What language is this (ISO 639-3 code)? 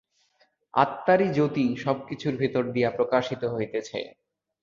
ben